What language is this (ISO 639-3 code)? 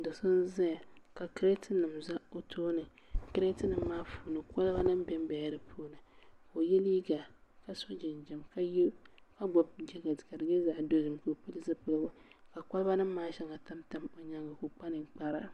dag